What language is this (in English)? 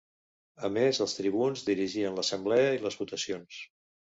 Catalan